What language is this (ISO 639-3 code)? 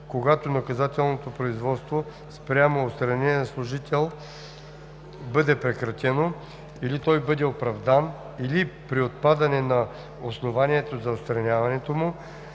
bul